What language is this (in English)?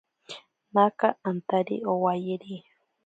Ashéninka Perené